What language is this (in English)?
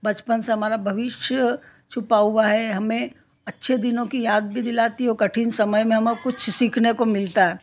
Hindi